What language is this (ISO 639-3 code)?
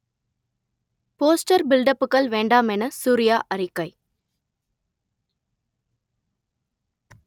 tam